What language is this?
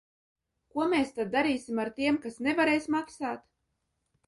Latvian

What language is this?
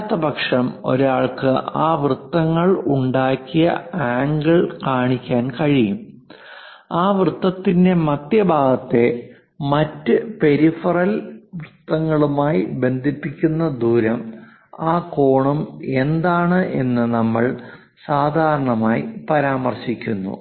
Malayalam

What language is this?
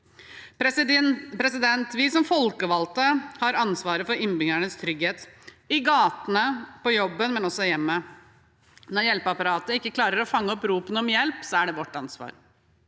Norwegian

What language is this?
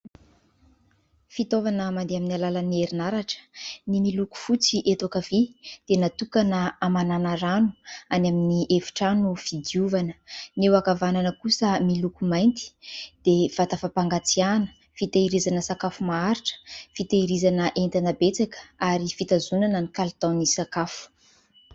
Malagasy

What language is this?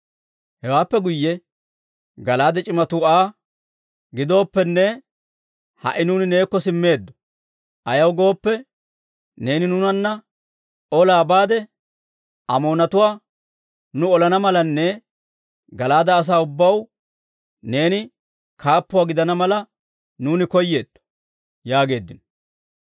Dawro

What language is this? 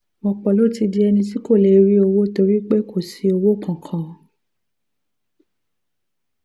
Yoruba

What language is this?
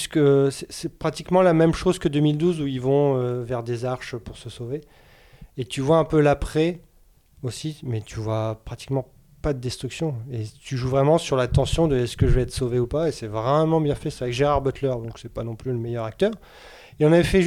French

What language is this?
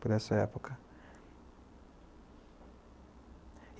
Portuguese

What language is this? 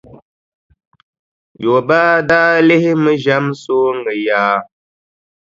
Dagbani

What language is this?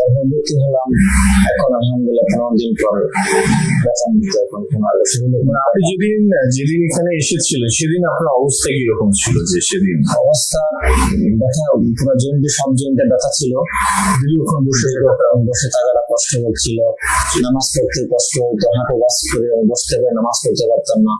Italian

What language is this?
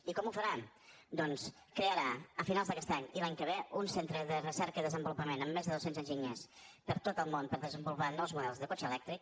Catalan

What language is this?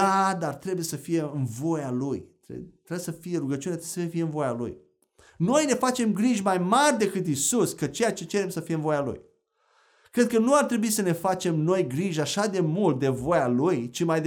Romanian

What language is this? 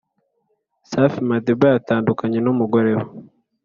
Kinyarwanda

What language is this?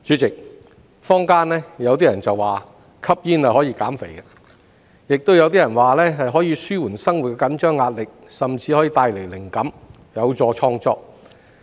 Cantonese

